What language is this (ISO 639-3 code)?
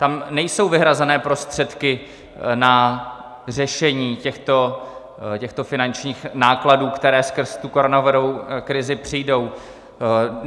ces